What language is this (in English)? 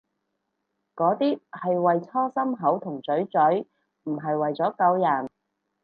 Cantonese